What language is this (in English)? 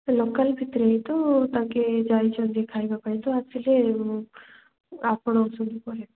Odia